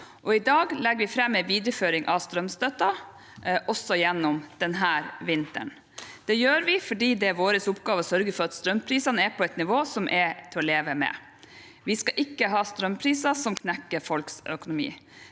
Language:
Norwegian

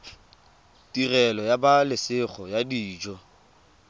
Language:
Tswana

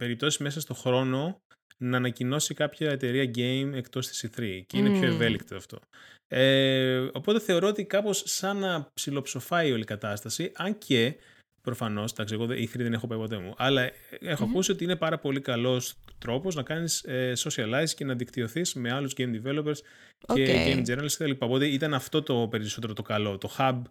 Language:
Greek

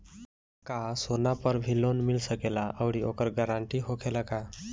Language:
Bhojpuri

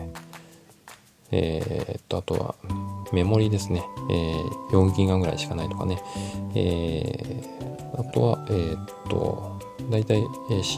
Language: Japanese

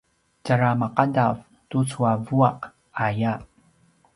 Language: Paiwan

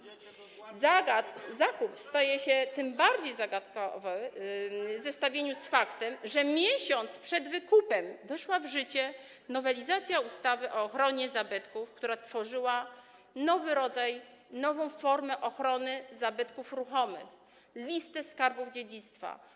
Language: Polish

